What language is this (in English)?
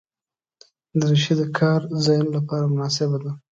Pashto